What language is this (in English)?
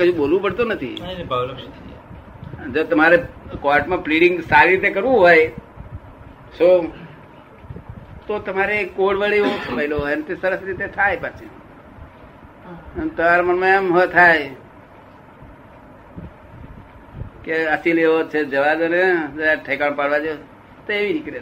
Gujarati